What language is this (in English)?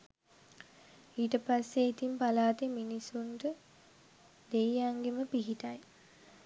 Sinhala